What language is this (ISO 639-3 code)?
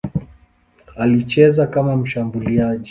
swa